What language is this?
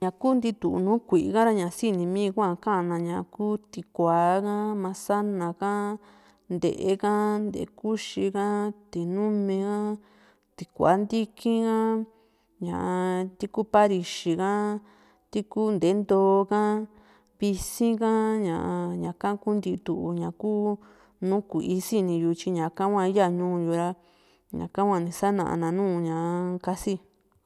Juxtlahuaca Mixtec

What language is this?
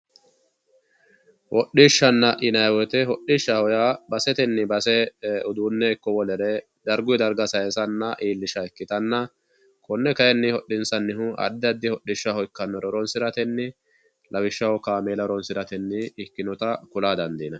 Sidamo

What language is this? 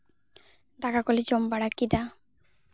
Santali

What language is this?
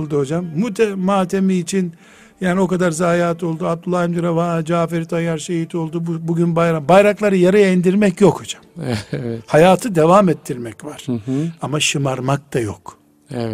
Turkish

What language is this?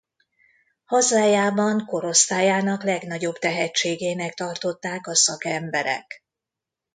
Hungarian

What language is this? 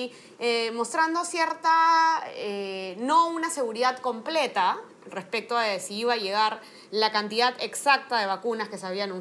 Spanish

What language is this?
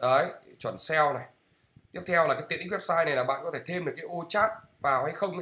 Vietnamese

